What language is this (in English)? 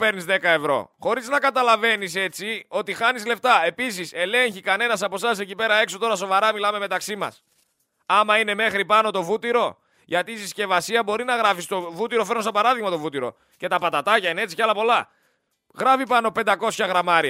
Greek